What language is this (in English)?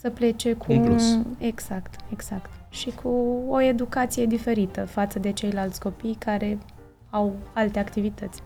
Romanian